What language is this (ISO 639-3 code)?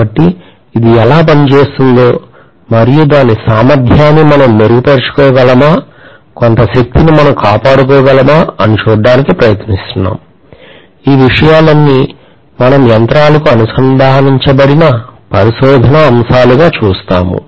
tel